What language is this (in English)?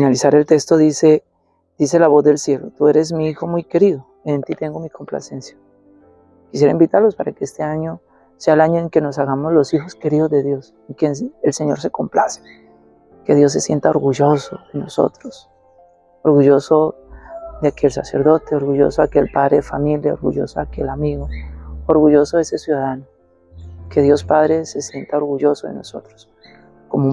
Spanish